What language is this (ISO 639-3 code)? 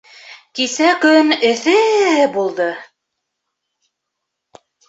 bak